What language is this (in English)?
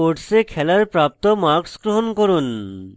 Bangla